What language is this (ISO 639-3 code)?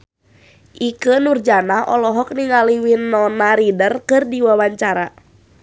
sun